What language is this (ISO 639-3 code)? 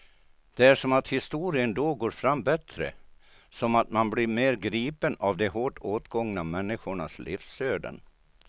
swe